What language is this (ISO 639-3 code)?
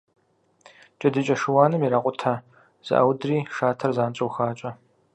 kbd